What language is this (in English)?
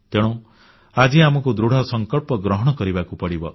Odia